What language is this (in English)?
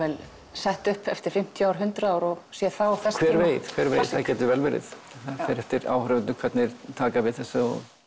Icelandic